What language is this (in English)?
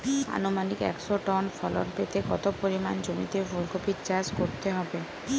Bangla